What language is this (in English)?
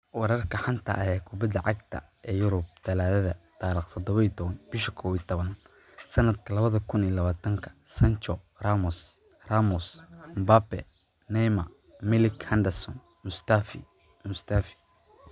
Somali